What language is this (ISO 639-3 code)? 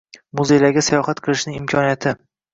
uzb